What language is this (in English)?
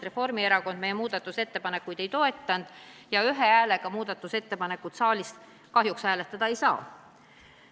Estonian